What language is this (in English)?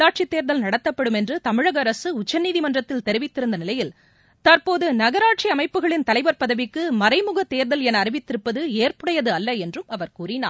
Tamil